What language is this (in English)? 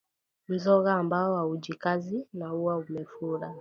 Swahili